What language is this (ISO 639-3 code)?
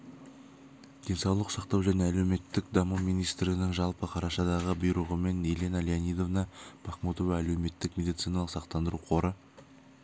kaz